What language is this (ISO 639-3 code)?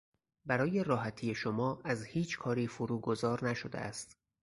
fas